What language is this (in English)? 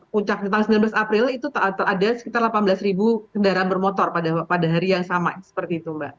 Indonesian